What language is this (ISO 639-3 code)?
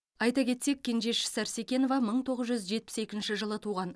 kaz